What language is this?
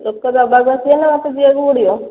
Odia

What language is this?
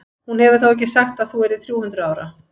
Icelandic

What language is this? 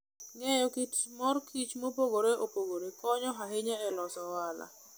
Luo (Kenya and Tanzania)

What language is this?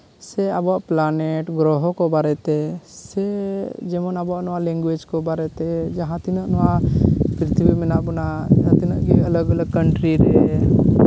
Santali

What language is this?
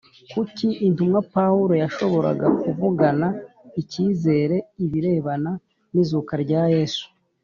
Kinyarwanda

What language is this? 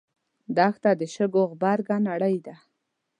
Pashto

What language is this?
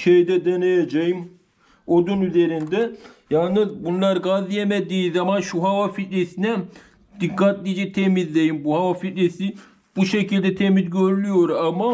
Turkish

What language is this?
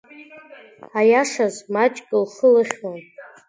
Abkhazian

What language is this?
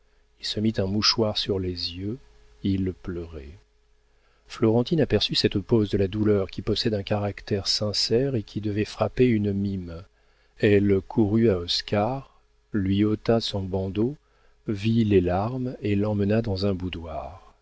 French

